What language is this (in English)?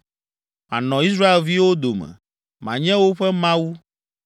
Ewe